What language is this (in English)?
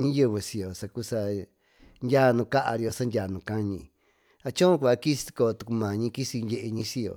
Tututepec Mixtec